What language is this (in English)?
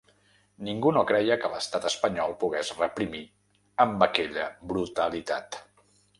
Catalan